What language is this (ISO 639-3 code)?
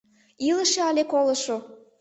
chm